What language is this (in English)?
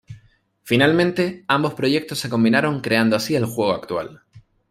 Spanish